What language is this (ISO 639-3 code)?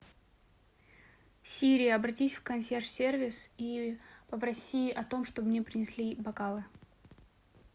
rus